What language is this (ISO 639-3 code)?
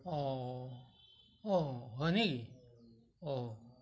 asm